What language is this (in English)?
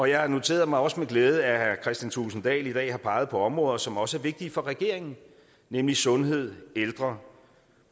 Danish